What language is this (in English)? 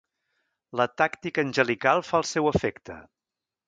Catalan